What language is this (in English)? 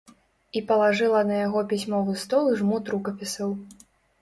Belarusian